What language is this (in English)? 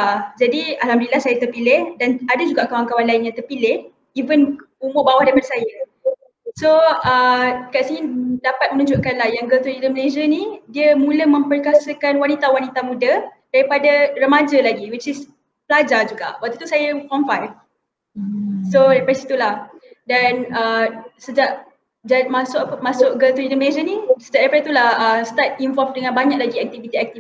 Malay